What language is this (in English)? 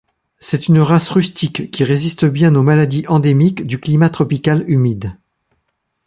French